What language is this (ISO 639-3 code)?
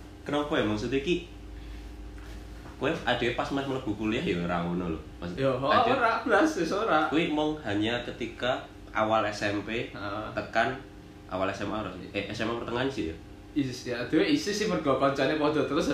ind